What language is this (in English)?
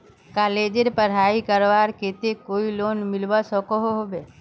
Magahi